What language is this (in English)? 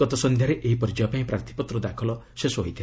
Odia